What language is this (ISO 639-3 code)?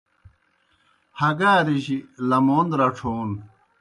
plk